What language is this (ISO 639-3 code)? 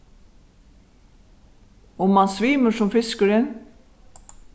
fao